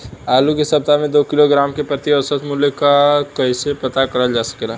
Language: Bhojpuri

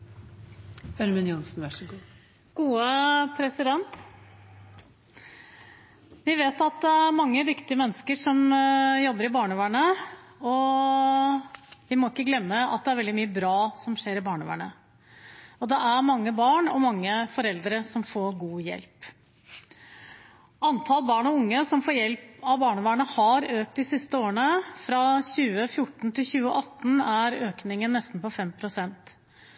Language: Norwegian Bokmål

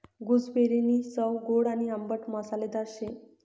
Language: Marathi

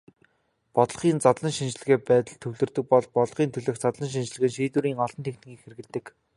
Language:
Mongolian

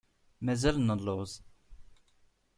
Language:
Kabyle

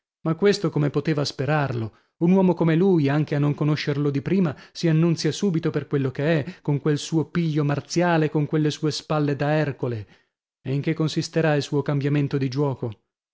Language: Italian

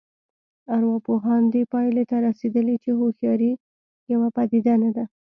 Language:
Pashto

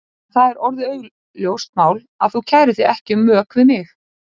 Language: Icelandic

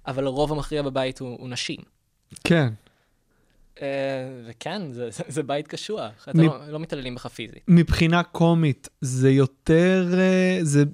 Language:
Hebrew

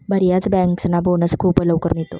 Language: Marathi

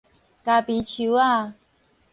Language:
Min Nan Chinese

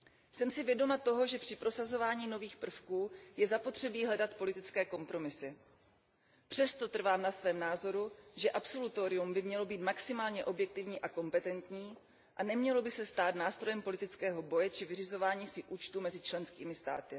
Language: Czech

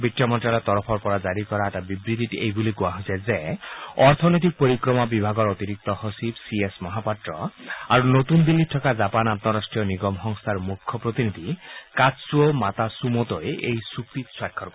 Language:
Assamese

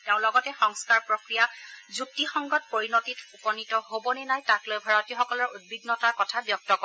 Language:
Assamese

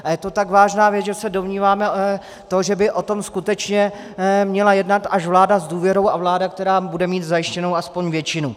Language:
Czech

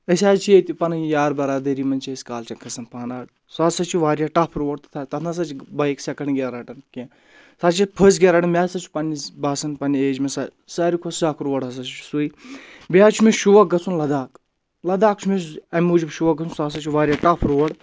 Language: Kashmiri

